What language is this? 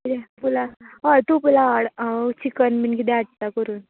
Konkani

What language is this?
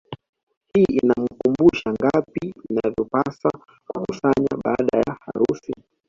Swahili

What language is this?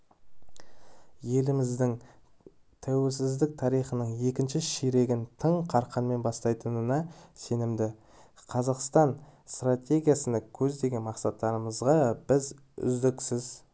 Kazakh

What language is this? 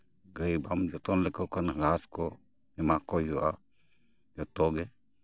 Santali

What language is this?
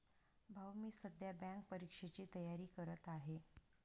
Marathi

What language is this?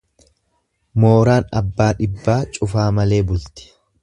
Oromo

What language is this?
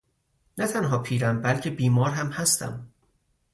Persian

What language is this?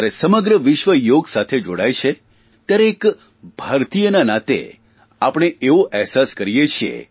Gujarati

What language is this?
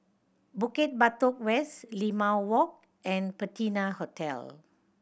English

